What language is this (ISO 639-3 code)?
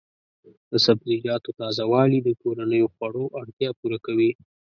pus